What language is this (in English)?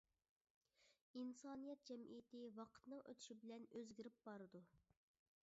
Uyghur